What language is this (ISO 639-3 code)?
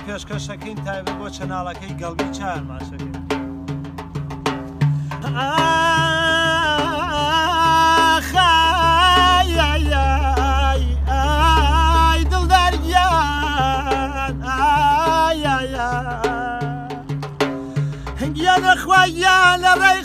ara